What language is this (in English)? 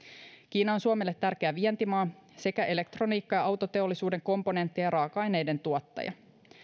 Finnish